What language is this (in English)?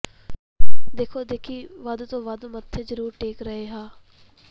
Punjabi